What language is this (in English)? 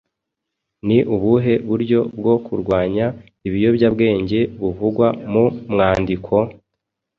Kinyarwanda